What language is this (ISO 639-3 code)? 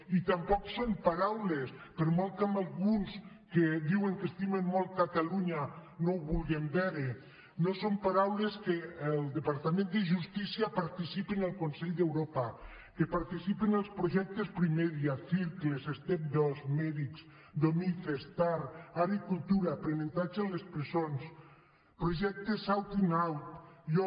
cat